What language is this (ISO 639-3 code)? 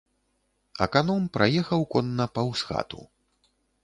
bel